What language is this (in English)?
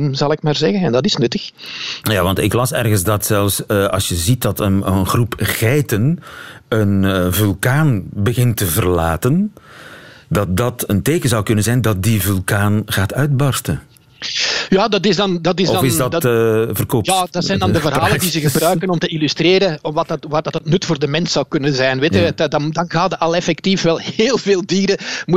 Dutch